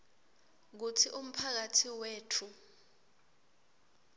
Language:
Swati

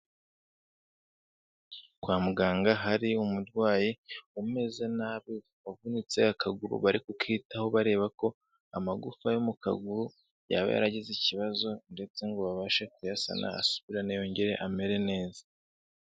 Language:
Kinyarwanda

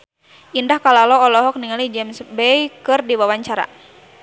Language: Sundanese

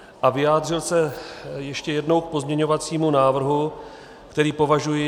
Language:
Czech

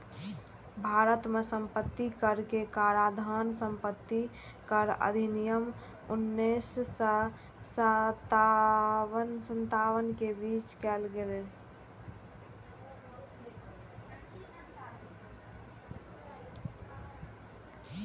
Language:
Maithili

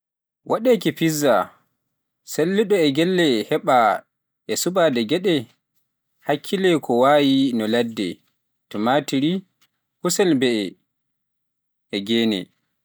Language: Pular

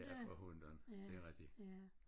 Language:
Danish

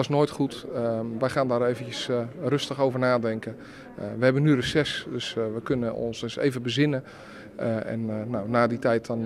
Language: Dutch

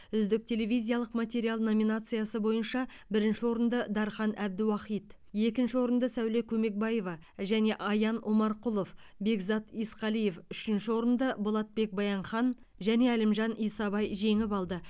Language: Kazakh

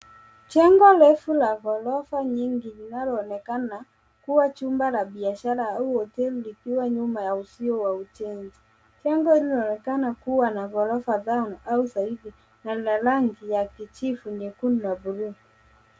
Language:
Swahili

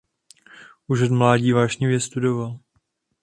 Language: Czech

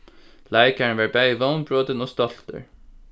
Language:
Faroese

